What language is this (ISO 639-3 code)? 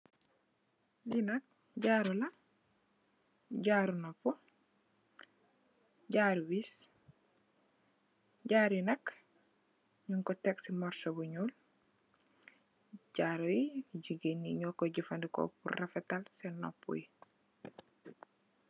wol